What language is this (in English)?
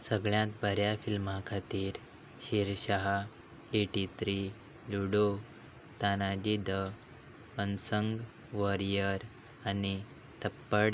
Konkani